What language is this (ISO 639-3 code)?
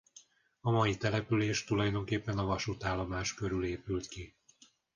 hun